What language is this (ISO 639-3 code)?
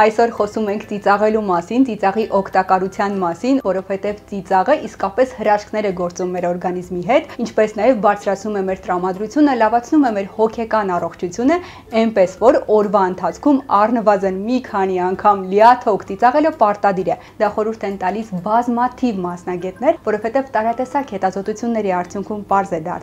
ron